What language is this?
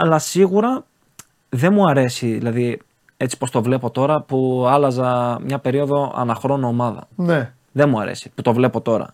Greek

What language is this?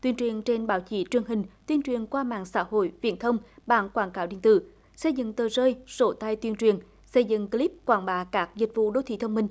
Vietnamese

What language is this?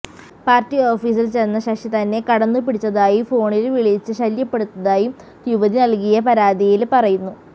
Malayalam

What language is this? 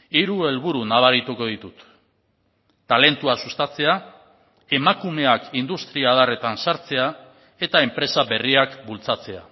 Basque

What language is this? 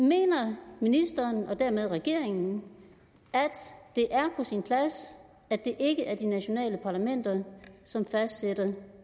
Danish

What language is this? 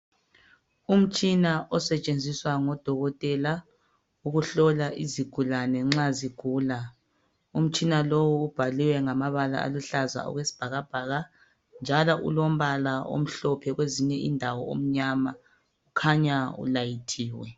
North Ndebele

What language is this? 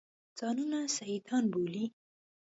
Pashto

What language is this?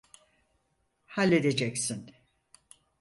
Turkish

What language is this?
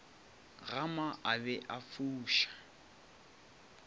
Northern Sotho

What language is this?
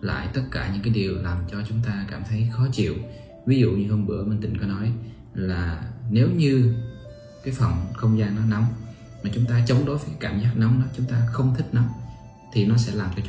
Vietnamese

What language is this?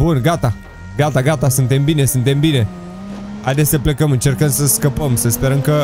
Romanian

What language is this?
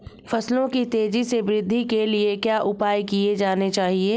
Hindi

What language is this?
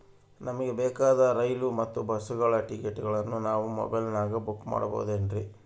Kannada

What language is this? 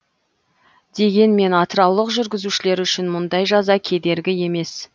Kazakh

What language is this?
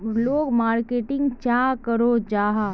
Magahi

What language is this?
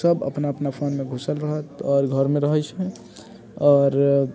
Maithili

